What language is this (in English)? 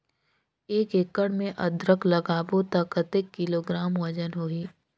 Chhattisgarhi